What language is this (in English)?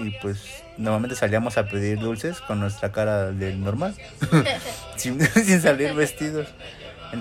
Spanish